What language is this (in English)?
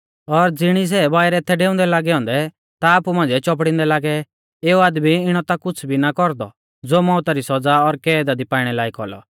Mahasu Pahari